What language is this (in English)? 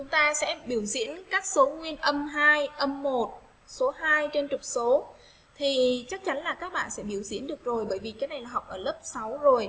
Vietnamese